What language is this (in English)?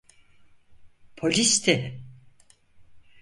Turkish